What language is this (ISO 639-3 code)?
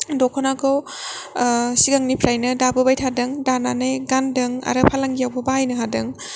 brx